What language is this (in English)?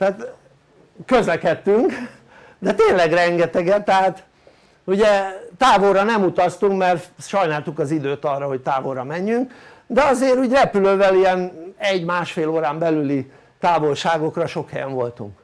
Hungarian